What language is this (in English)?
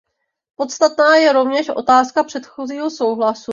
Czech